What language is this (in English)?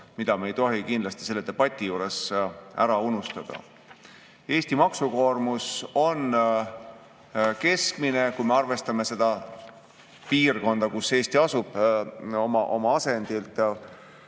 Estonian